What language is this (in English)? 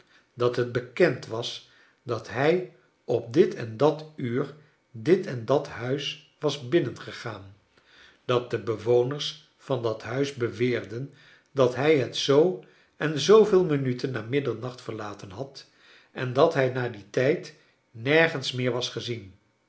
Dutch